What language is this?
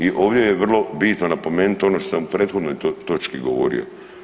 Croatian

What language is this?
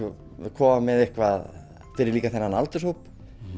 Icelandic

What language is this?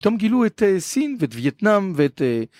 Hebrew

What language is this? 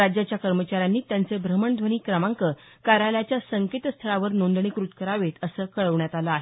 Marathi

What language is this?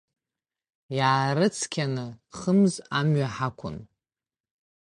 Abkhazian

